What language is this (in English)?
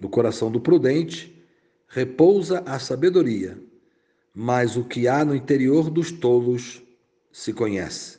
Portuguese